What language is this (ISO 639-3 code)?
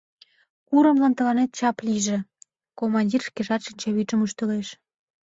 chm